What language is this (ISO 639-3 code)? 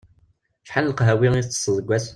kab